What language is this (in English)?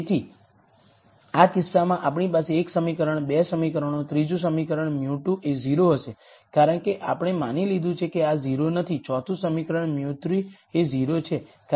Gujarati